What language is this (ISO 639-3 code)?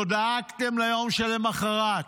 heb